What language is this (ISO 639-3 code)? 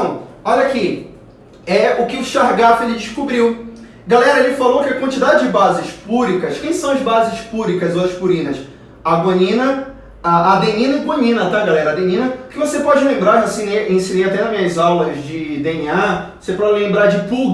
por